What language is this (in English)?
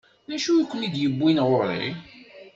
Kabyle